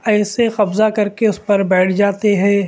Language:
Urdu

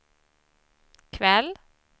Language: Swedish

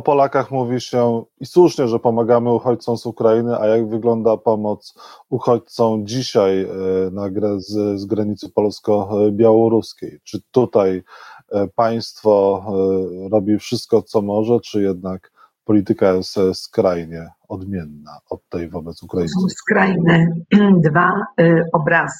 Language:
Polish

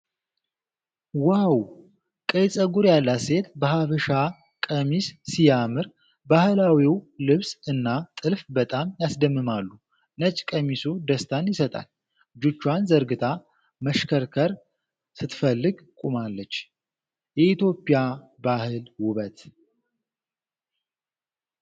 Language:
Amharic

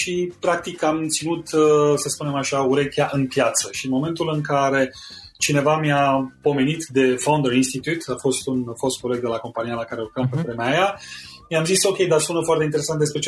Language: Romanian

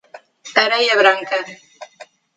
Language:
Portuguese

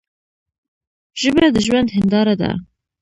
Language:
Pashto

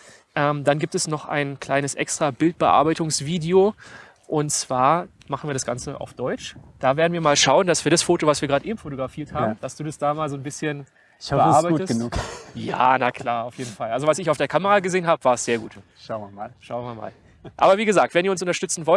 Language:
German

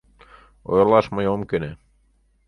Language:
Mari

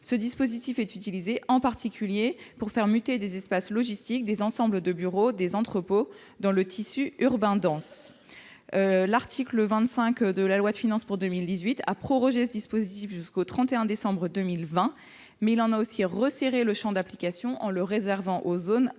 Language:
French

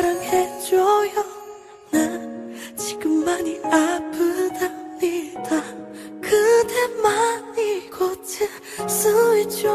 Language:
Korean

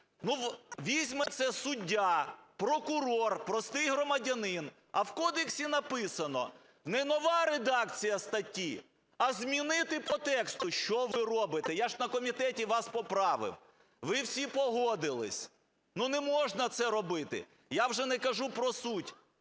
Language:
Ukrainian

